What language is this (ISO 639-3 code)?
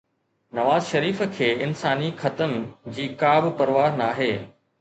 snd